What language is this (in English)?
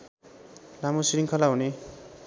Nepali